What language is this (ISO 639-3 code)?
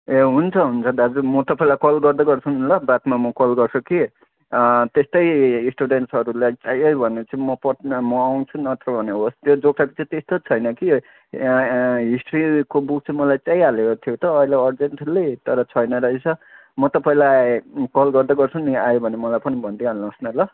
nep